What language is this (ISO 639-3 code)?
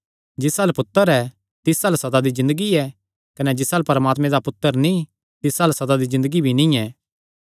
xnr